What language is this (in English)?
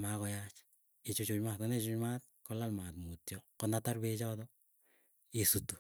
Keiyo